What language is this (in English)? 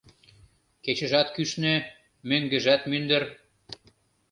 Mari